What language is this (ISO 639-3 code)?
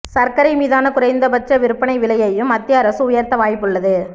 tam